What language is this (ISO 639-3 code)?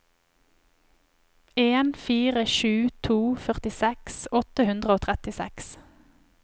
nor